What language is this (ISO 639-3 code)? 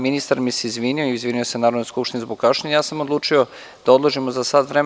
srp